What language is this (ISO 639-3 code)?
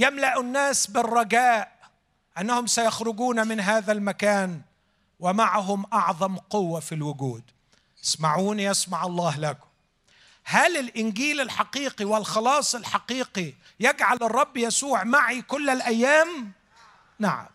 ara